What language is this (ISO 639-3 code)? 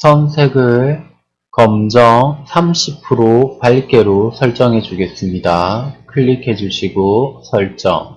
kor